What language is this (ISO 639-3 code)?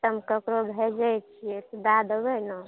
mai